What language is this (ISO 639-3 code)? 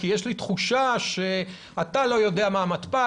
heb